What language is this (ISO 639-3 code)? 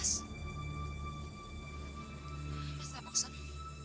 ind